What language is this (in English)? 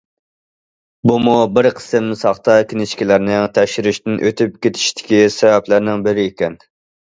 Uyghur